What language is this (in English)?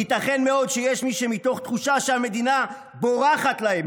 Hebrew